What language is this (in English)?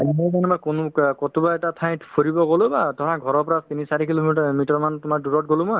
Assamese